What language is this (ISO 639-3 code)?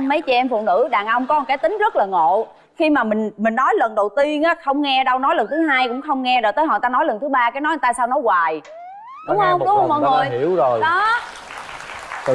vie